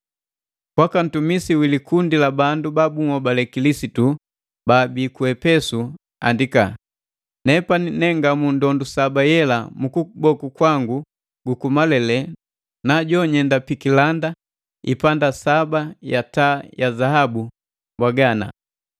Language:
Matengo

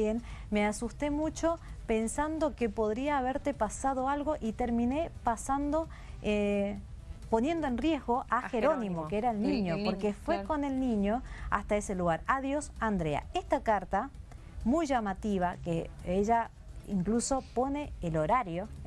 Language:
Spanish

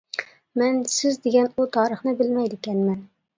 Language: Uyghur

